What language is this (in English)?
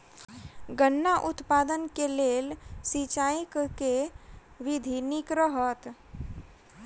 Maithili